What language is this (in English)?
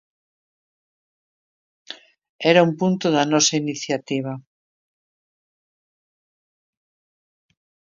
Galician